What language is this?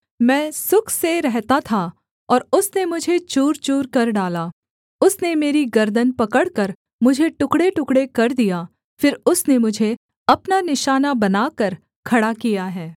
Hindi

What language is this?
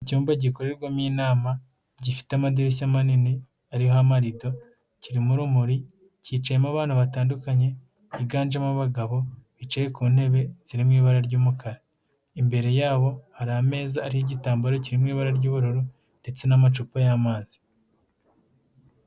Kinyarwanda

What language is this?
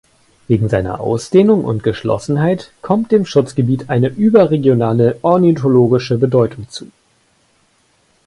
German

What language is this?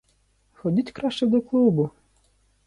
Ukrainian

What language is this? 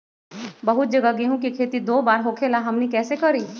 Magahi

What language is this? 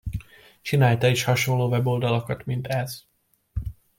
Hungarian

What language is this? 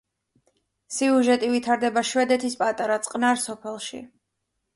Georgian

